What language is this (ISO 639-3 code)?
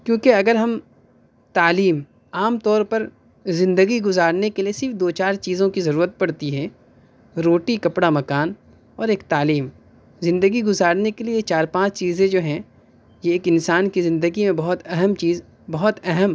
urd